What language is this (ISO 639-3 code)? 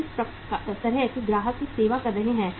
hin